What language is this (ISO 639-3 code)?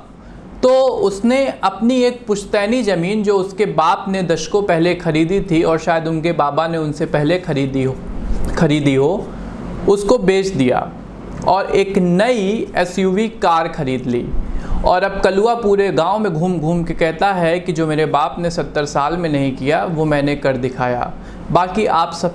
hin